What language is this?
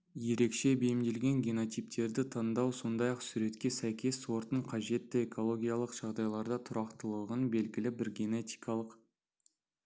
Kazakh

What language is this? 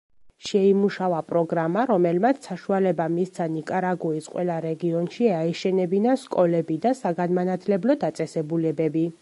Georgian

